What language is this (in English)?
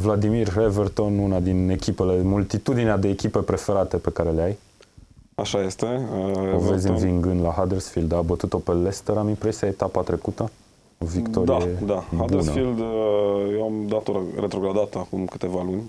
Romanian